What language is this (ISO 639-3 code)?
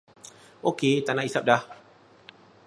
msa